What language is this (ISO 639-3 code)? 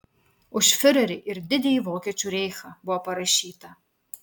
lit